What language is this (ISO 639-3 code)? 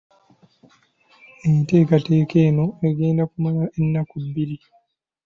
lug